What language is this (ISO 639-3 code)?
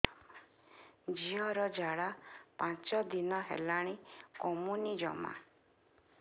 ori